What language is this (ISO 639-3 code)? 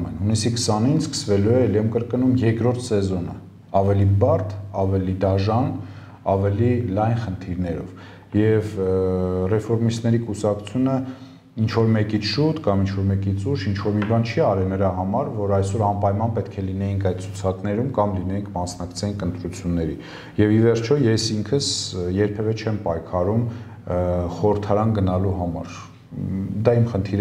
tur